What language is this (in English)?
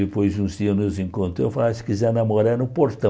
Portuguese